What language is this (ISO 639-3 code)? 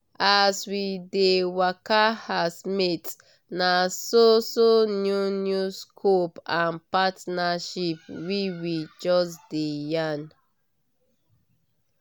pcm